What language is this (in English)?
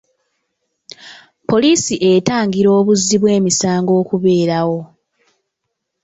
Ganda